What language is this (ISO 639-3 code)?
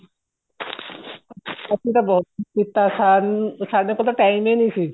pan